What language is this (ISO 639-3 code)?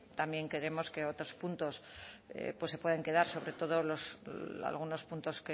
spa